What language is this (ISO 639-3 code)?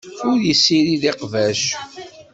kab